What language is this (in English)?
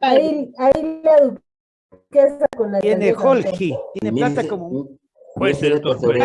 Spanish